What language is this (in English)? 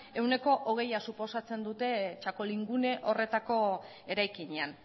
Basque